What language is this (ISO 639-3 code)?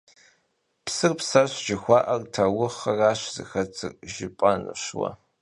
kbd